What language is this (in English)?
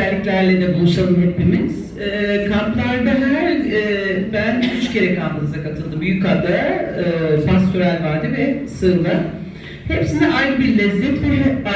Turkish